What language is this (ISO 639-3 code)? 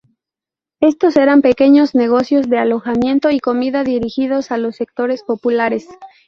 spa